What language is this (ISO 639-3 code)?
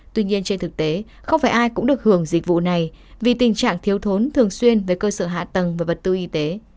vie